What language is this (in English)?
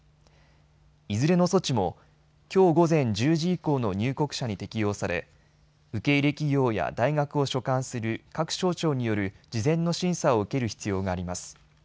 Japanese